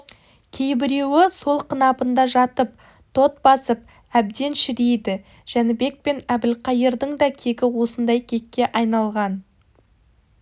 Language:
Kazakh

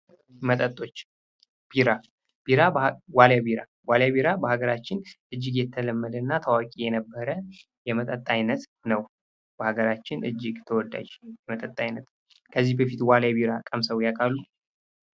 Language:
Amharic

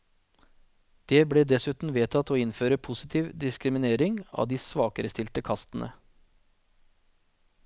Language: Norwegian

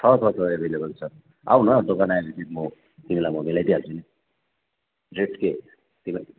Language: Nepali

